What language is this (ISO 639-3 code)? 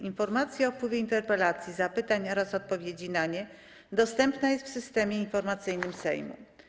pol